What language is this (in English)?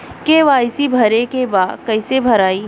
Bhojpuri